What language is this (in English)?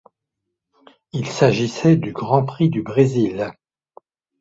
French